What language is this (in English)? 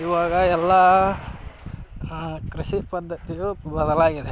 Kannada